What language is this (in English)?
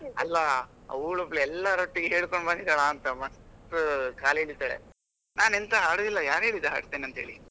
Kannada